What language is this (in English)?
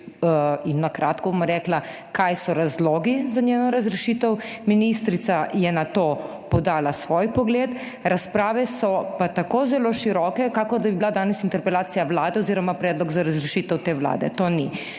Slovenian